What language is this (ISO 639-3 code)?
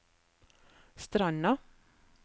nor